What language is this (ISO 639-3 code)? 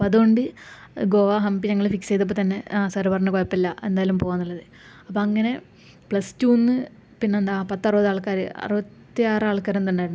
mal